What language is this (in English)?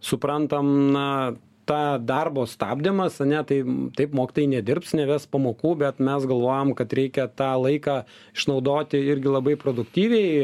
Lithuanian